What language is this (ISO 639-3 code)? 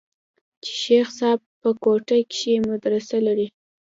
pus